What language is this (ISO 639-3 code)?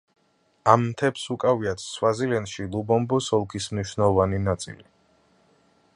kat